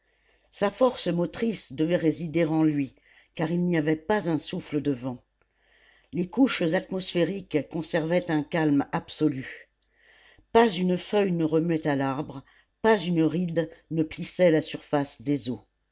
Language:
French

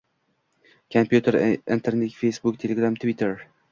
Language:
Uzbek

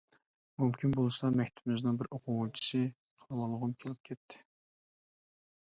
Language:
Uyghur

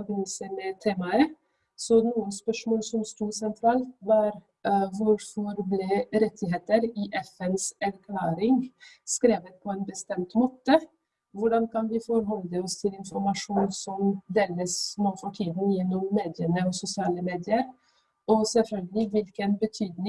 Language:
Norwegian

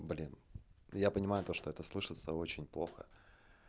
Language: Russian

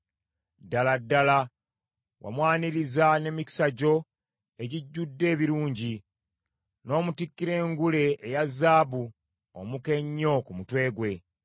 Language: Ganda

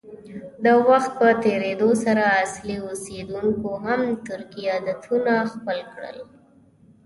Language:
Pashto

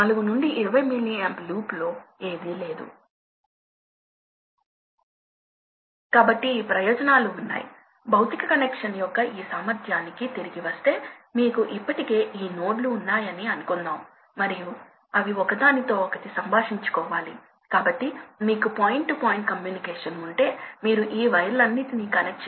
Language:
Telugu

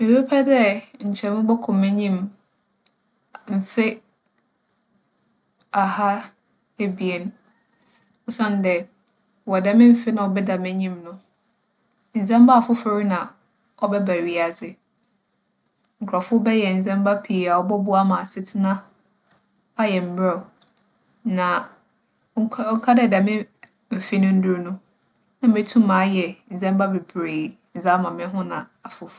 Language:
Akan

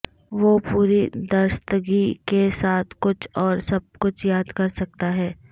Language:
Urdu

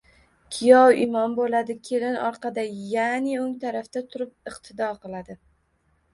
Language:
Uzbek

